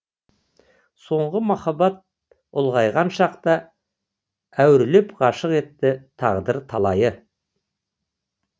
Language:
Kazakh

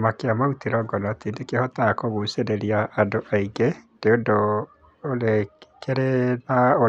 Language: Kikuyu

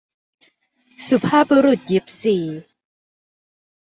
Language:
Thai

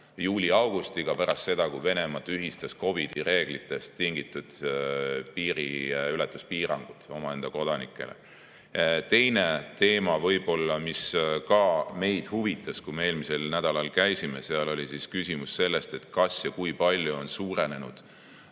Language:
Estonian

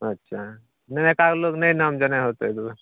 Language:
Maithili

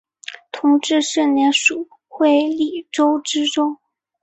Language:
Chinese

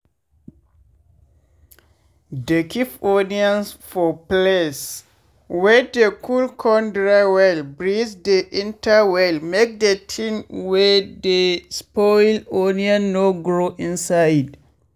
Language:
Nigerian Pidgin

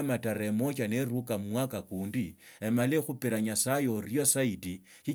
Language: Tsotso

